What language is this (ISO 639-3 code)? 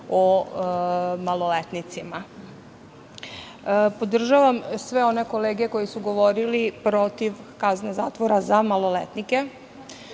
srp